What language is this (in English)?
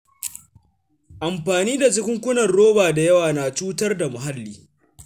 Hausa